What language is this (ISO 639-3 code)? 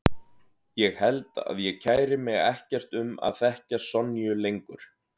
isl